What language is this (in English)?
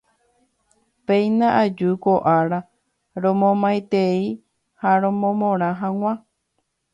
Guarani